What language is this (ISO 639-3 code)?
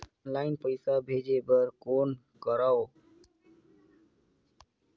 hne